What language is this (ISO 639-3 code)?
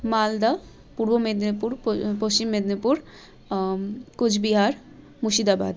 ben